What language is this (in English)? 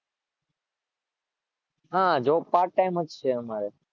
Gujarati